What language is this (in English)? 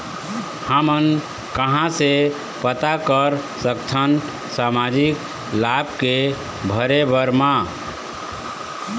Chhattisgarhi